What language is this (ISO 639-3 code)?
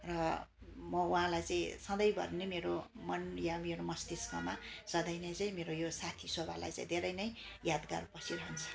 nep